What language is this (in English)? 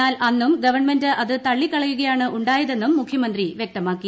Malayalam